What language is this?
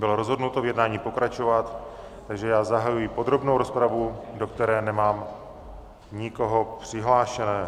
Czech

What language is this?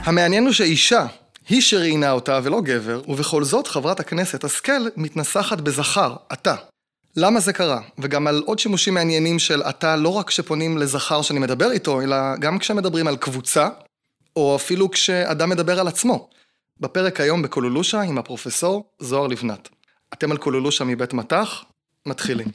Hebrew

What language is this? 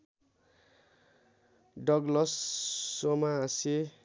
Nepali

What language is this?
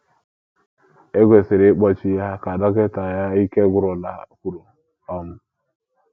Igbo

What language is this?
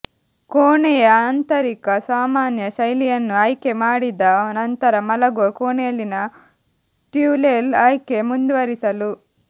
Kannada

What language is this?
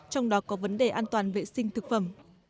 Vietnamese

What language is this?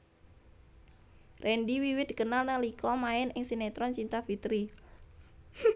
Javanese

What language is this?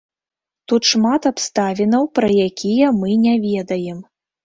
Belarusian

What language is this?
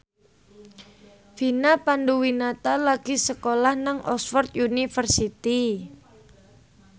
Javanese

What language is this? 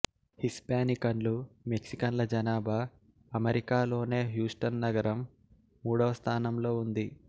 Telugu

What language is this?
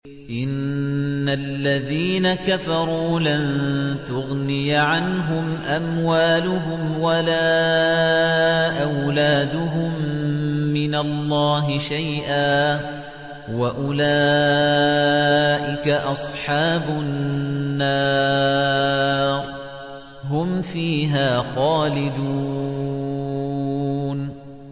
Arabic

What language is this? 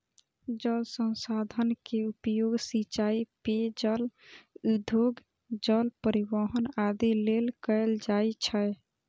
Maithili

